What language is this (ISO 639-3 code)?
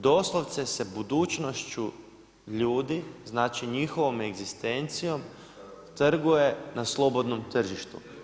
hrv